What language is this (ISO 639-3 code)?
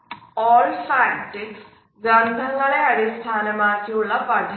mal